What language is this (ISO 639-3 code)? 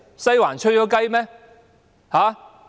yue